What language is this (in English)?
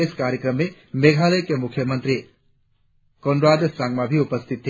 Hindi